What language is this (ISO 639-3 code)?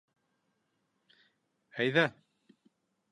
bak